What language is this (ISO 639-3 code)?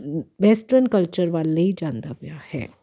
pan